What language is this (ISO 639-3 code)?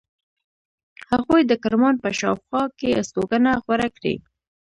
pus